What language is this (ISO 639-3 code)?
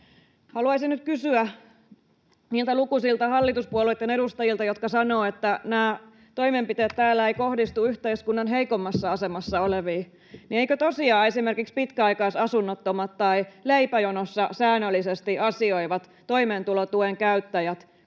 fin